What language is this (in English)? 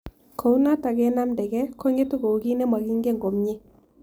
Kalenjin